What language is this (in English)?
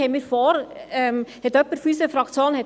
Swiss German